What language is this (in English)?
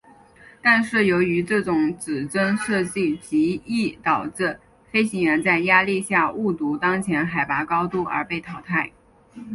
Chinese